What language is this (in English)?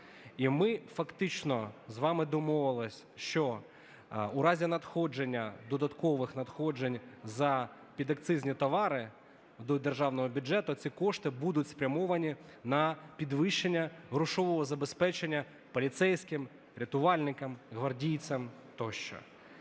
Ukrainian